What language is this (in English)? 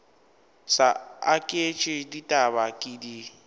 Northern Sotho